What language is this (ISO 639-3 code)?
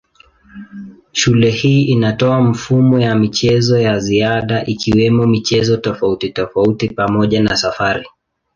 swa